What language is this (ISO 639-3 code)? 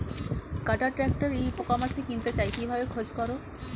ben